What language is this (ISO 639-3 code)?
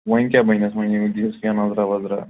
kas